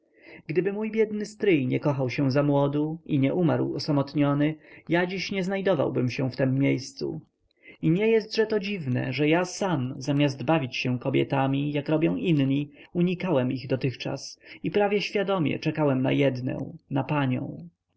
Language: Polish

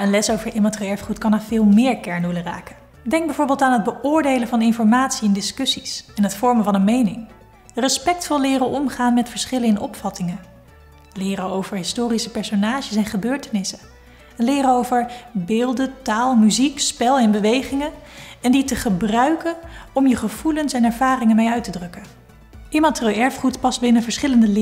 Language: Dutch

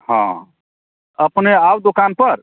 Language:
Maithili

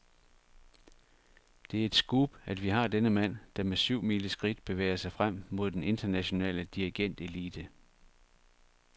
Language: Danish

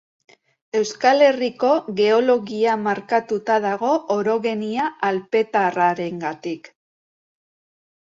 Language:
Basque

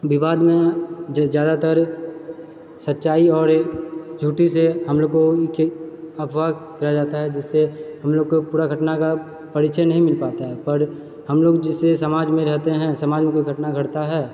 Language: Maithili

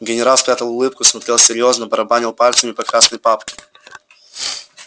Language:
Russian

